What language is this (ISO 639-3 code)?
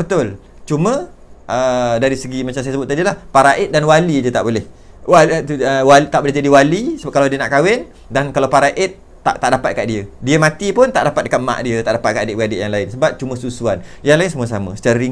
msa